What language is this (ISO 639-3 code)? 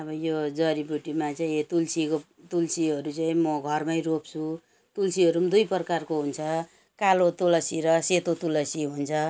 nep